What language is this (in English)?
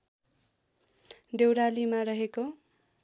Nepali